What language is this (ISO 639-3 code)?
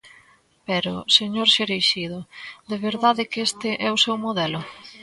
glg